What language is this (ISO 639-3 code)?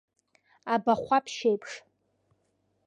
abk